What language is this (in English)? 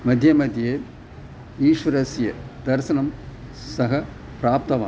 Sanskrit